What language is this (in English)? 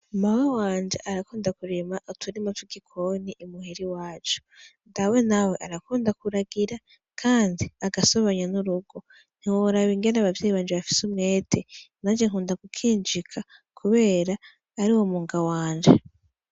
Rundi